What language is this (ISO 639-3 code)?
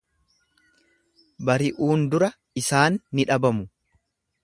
orm